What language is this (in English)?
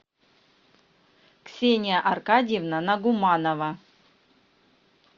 Russian